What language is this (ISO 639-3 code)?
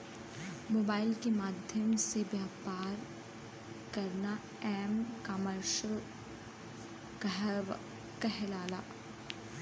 bho